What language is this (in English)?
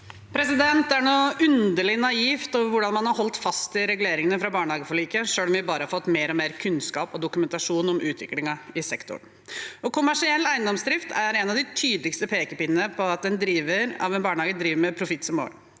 Norwegian